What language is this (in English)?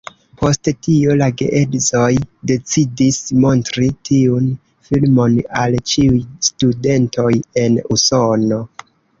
Esperanto